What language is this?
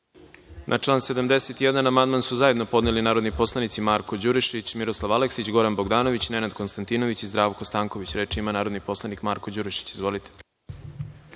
Serbian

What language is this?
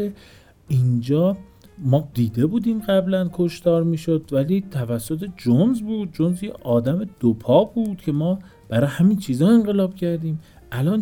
Persian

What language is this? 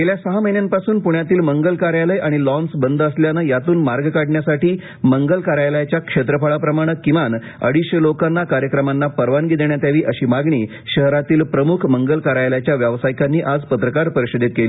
Marathi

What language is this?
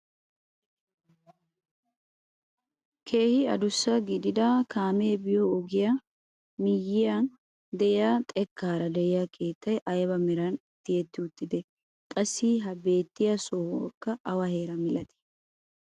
Wolaytta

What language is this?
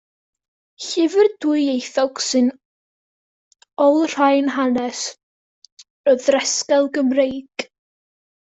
Welsh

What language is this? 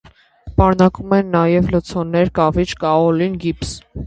Armenian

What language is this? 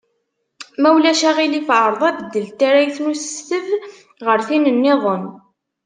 Kabyle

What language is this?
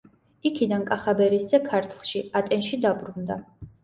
Georgian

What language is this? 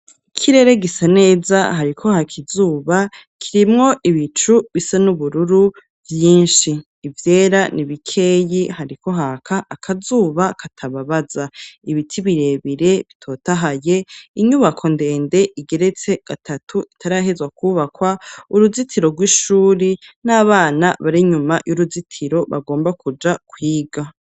Rundi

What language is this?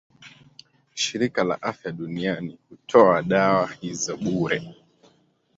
Swahili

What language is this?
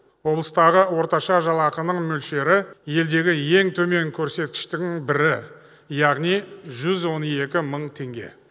Kazakh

